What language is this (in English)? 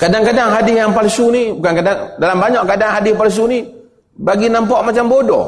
Malay